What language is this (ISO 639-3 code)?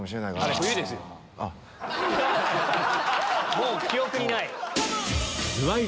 jpn